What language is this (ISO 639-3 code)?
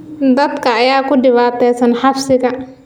som